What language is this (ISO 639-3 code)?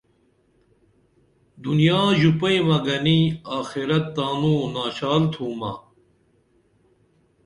dml